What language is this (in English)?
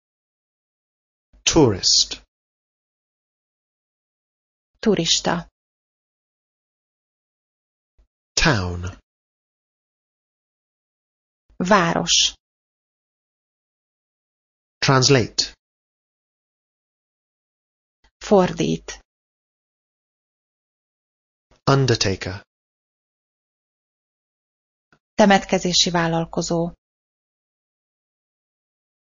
Hungarian